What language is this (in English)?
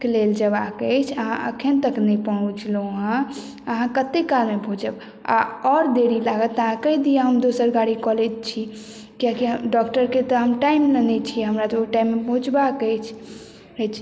Maithili